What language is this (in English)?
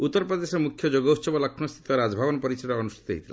Odia